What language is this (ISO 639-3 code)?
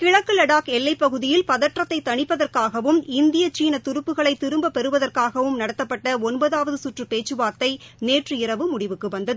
tam